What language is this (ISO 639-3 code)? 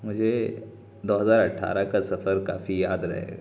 urd